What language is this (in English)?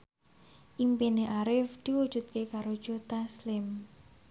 Javanese